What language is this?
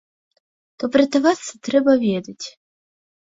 Belarusian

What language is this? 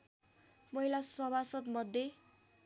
Nepali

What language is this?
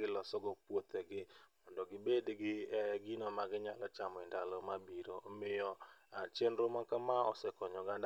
Luo (Kenya and Tanzania)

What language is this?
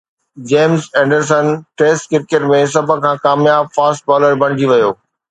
Sindhi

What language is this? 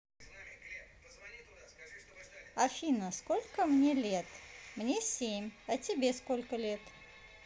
Russian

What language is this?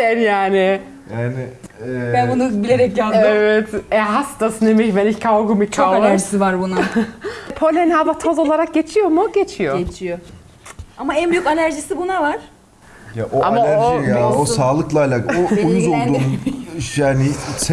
Turkish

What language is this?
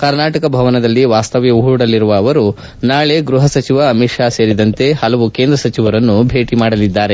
Kannada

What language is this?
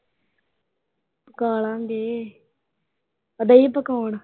Punjabi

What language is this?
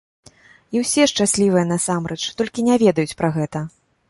Belarusian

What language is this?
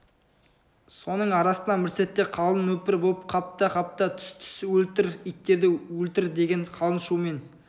Kazakh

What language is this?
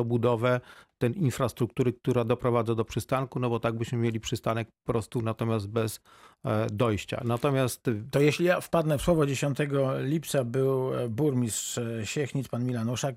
Polish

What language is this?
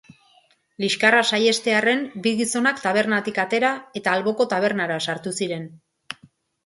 Basque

